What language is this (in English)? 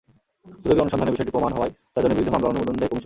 Bangla